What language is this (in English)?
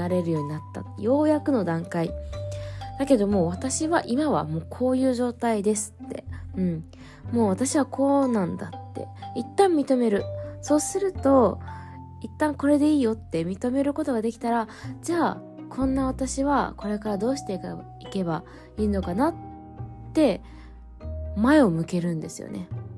Japanese